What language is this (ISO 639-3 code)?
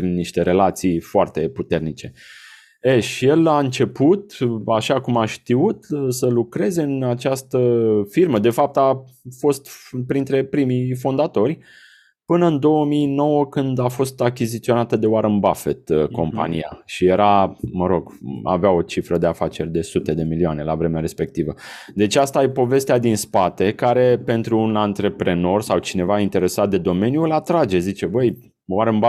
ron